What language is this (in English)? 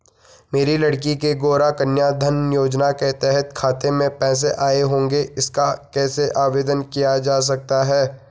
Hindi